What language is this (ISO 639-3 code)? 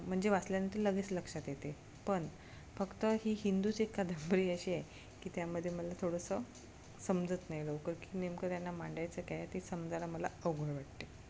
mar